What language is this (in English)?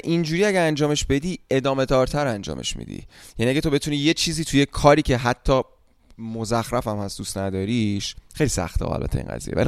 Persian